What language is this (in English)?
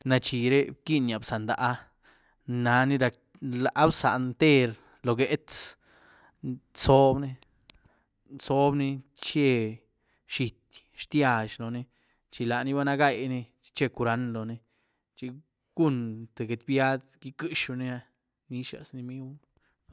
Güilá Zapotec